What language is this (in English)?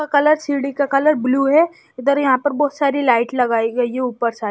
Hindi